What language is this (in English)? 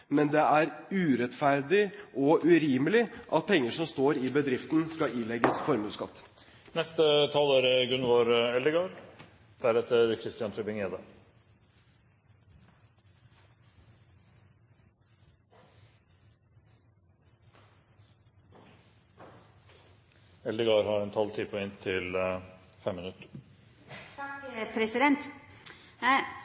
Norwegian